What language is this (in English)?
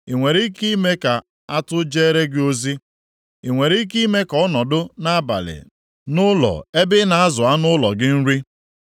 Igbo